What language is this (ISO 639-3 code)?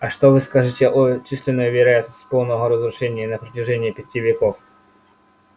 rus